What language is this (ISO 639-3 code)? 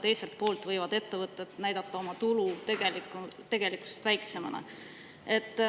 est